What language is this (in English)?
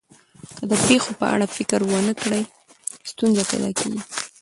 Pashto